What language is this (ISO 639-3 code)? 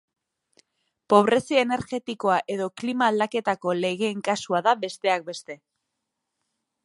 eus